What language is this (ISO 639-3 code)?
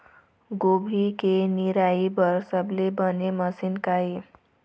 hne